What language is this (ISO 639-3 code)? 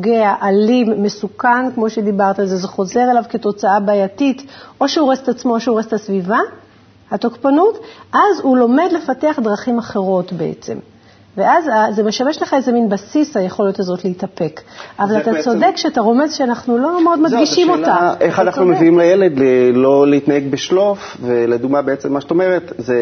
heb